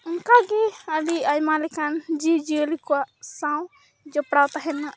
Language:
Santali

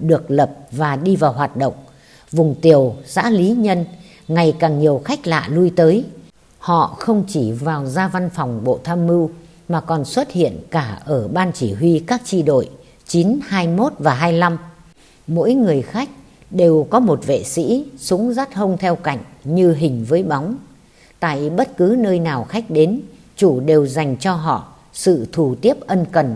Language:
Vietnamese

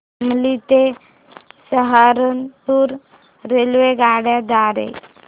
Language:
Marathi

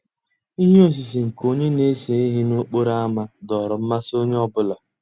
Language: Igbo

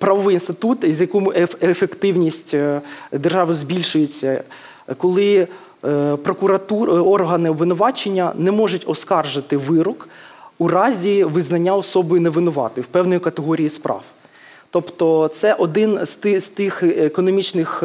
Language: Ukrainian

